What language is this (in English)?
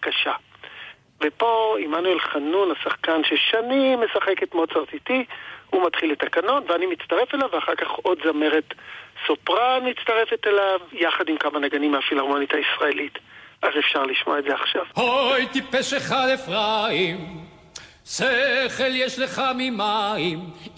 Hebrew